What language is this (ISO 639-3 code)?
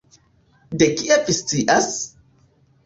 epo